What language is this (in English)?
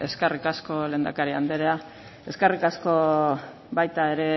Basque